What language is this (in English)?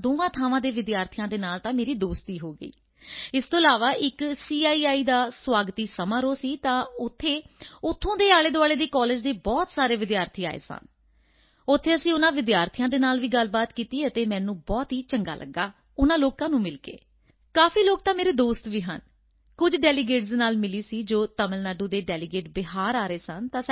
Punjabi